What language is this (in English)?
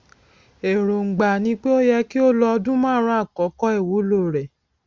Yoruba